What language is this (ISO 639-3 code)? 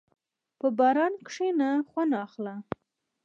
pus